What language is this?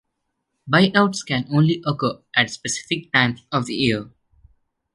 English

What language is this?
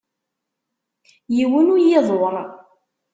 Kabyle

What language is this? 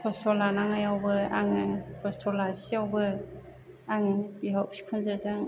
Bodo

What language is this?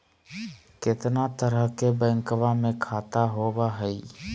Magahi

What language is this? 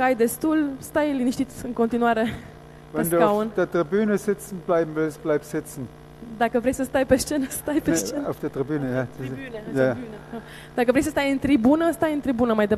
Romanian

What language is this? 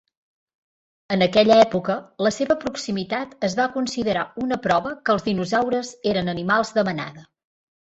Catalan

